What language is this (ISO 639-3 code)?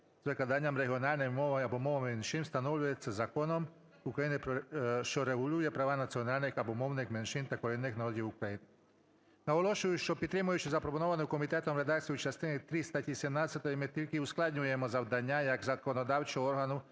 ukr